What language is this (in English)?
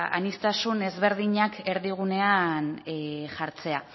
Basque